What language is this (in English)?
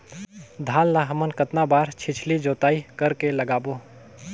Chhattisgarhi